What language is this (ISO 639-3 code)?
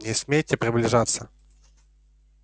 rus